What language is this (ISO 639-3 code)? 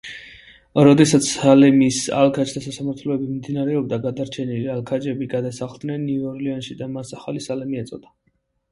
kat